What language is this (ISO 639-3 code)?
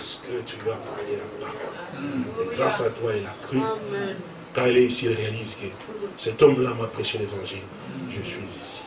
fra